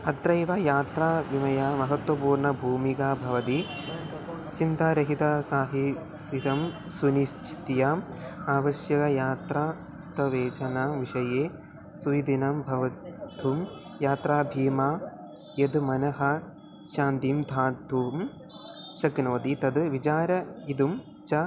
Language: Sanskrit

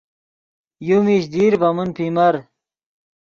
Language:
Yidgha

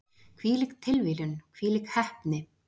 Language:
Icelandic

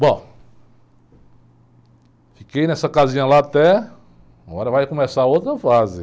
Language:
Portuguese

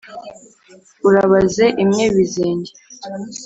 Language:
Kinyarwanda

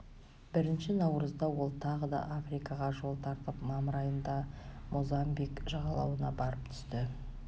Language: Kazakh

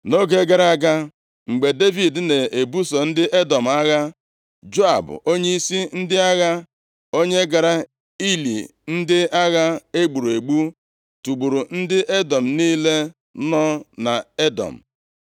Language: Igbo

